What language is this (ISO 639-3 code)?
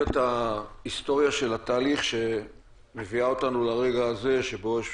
heb